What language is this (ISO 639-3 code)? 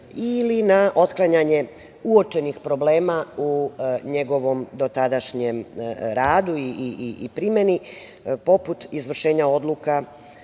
srp